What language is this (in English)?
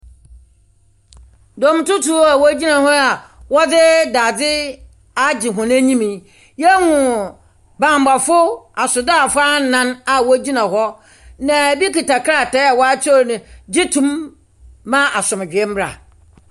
Akan